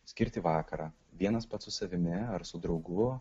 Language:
Lithuanian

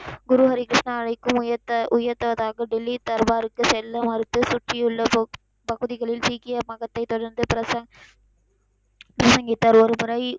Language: Tamil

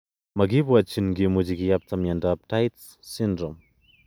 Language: Kalenjin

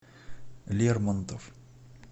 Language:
Russian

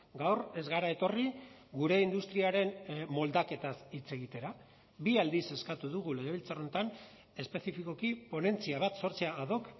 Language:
Basque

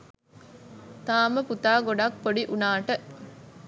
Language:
Sinhala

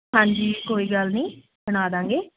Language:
Punjabi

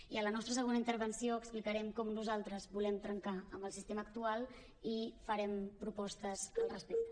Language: Catalan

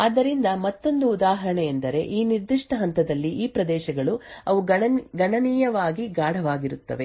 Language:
Kannada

